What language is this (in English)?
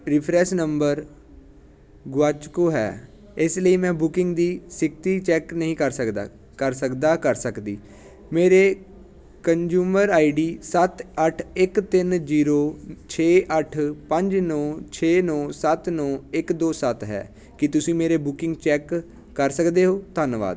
Punjabi